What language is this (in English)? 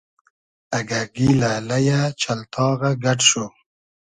Hazaragi